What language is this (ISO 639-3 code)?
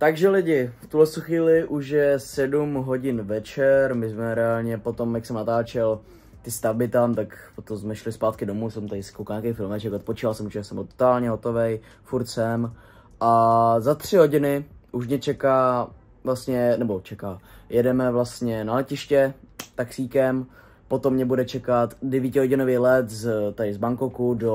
ces